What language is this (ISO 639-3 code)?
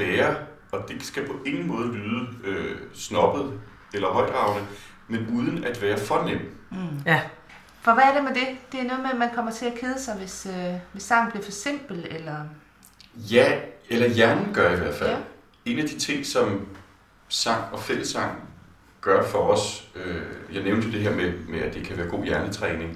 dan